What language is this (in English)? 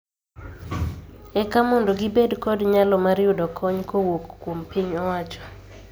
Luo (Kenya and Tanzania)